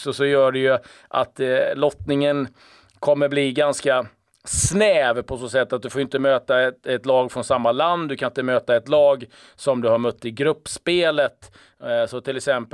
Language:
Swedish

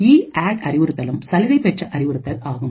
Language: Tamil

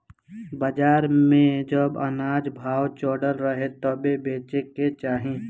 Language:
Bhojpuri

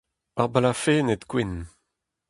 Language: Breton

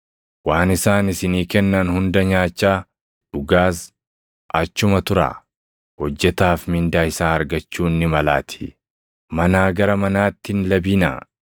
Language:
Oromo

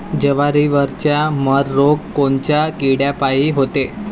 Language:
Marathi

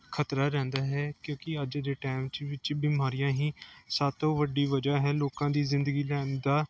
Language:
Punjabi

